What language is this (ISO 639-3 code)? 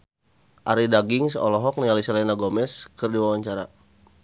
sun